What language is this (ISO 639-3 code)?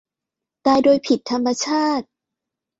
tha